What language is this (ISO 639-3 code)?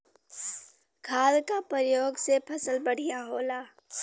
bho